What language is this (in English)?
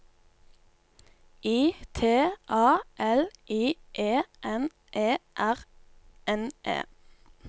Norwegian